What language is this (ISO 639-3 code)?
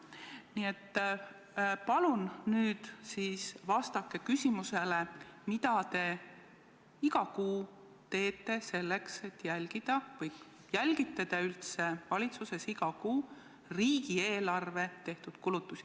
est